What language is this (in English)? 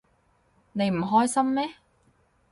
Cantonese